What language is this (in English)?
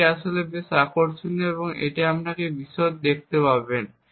Bangla